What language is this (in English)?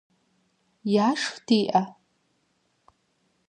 Kabardian